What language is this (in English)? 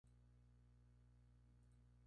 Spanish